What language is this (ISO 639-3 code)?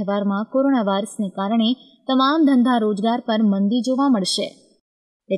hin